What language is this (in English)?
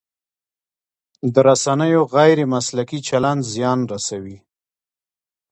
Pashto